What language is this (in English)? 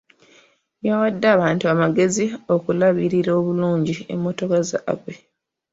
Ganda